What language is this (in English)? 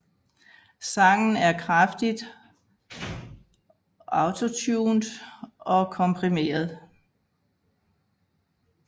Danish